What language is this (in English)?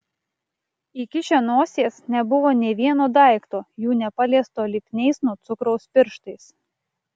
Lithuanian